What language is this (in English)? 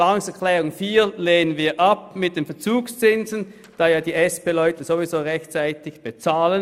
Swiss German